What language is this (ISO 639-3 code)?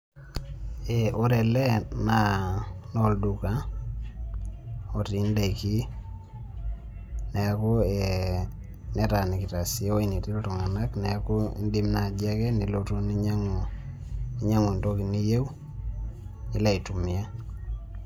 mas